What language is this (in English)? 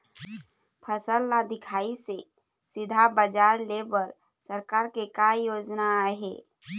Chhattisgarhi